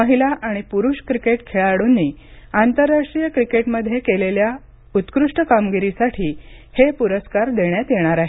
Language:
Marathi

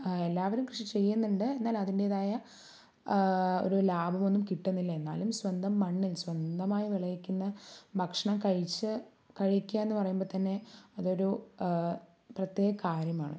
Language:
Malayalam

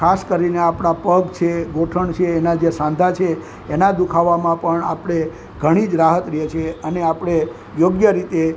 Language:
Gujarati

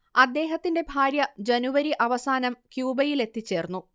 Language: Malayalam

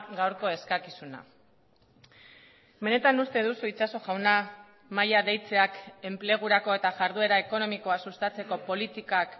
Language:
Basque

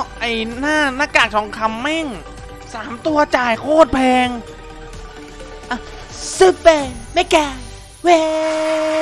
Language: Thai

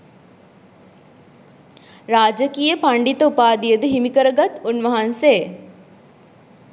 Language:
Sinhala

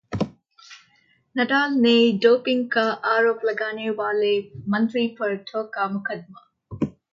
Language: Hindi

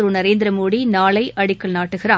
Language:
Tamil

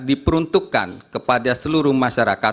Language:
Indonesian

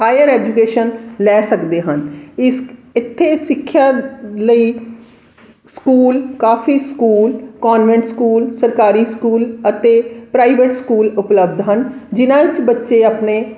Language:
Punjabi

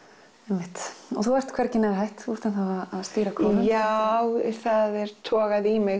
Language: Icelandic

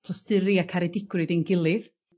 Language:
Welsh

